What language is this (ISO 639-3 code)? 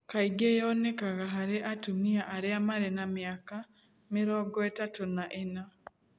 kik